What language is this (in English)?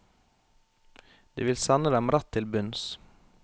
Norwegian